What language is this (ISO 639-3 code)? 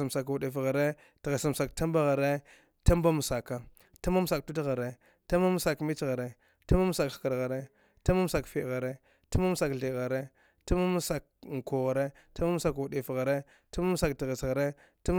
dgh